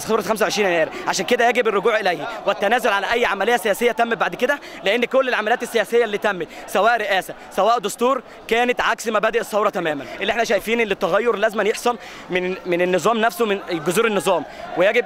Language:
Arabic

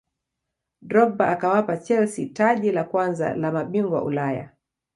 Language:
Swahili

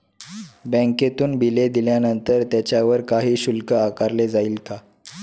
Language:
Marathi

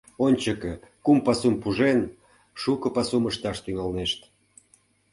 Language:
Mari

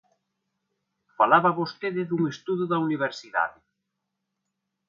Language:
Galician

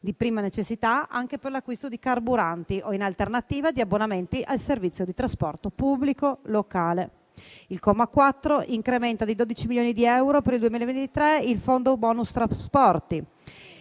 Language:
Italian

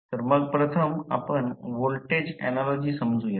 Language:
Marathi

